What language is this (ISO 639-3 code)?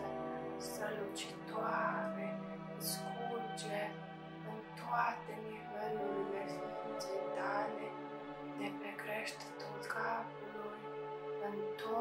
ron